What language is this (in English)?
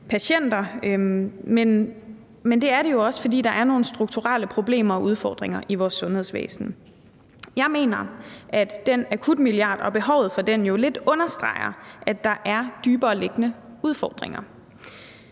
Danish